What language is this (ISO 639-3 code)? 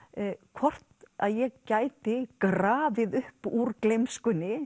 isl